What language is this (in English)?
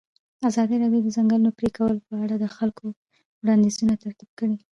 Pashto